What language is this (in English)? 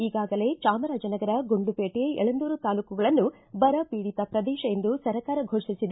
Kannada